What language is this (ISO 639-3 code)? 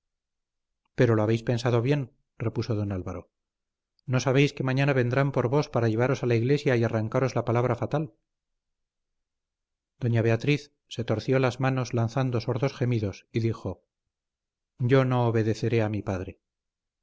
spa